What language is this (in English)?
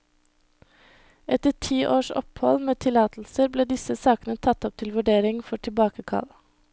Norwegian